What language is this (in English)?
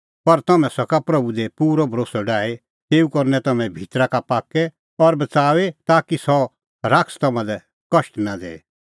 Kullu Pahari